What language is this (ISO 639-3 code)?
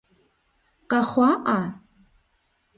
kbd